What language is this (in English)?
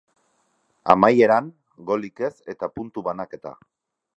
Basque